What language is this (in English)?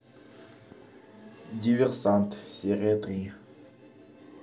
Russian